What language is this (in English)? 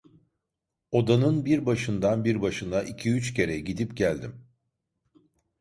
Turkish